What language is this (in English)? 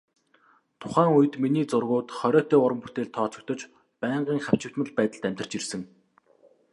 Mongolian